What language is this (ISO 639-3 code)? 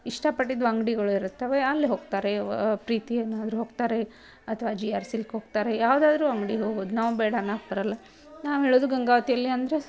kan